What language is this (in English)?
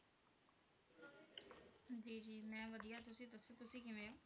Punjabi